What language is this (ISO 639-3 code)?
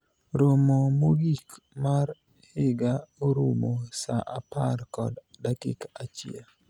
luo